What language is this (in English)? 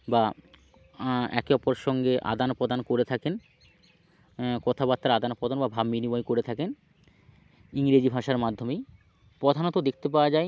Bangla